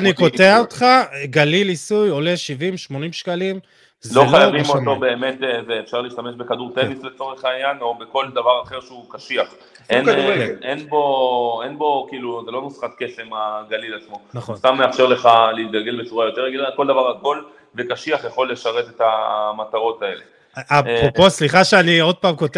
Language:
Hebrew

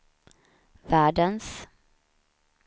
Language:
Swedish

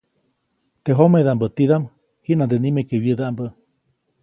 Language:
Copainalá Zoque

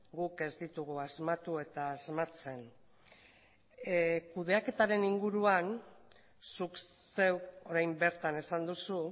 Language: Basque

